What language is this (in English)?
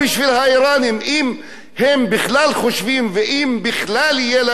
Hebrew